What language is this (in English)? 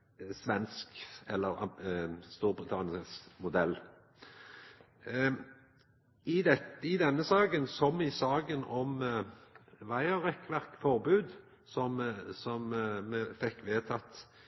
Norwegian Nynorsk